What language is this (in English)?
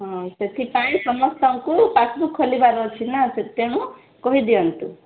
Odia